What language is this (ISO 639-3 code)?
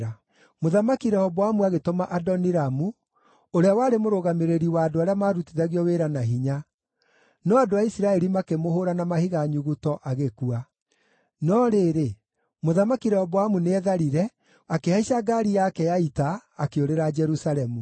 kik